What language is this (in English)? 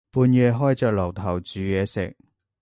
Cantonese